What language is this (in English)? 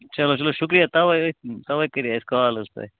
Kashmiri